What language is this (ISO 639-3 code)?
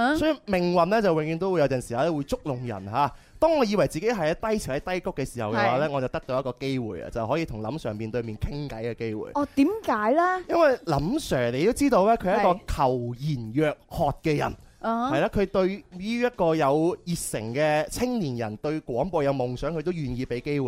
zho